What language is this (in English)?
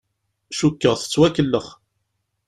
Kabyle